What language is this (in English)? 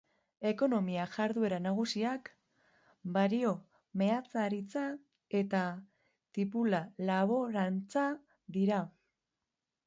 Basque